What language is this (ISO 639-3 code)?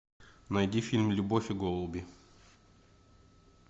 rus